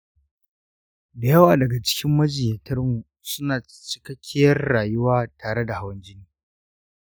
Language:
Hausa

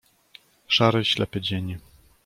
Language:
Polish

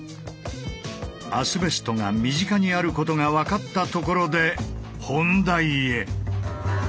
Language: Japanese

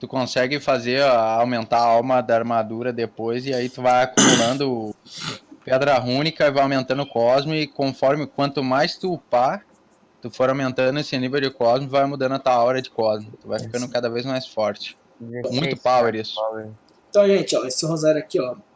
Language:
Portuguese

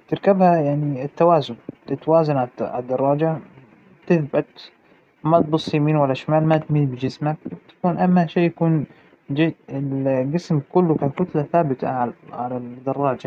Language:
Hijazi Arabic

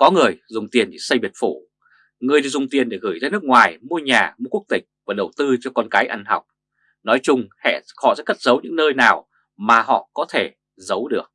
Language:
Vietnamese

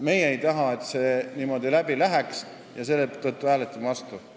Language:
Estonian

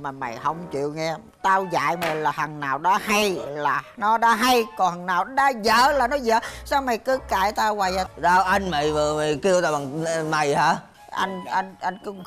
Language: Vietnamese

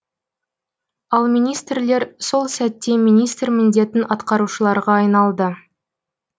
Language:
Kazakh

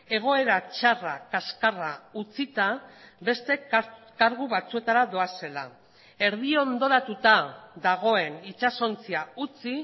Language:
Basque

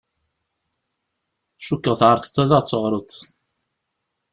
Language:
Kabyle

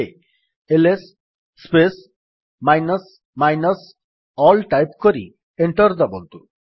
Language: Odia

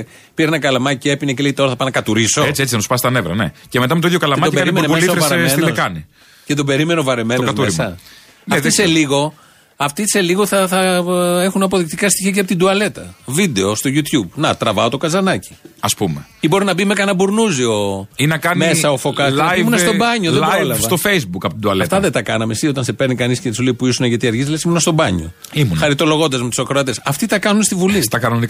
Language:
Greek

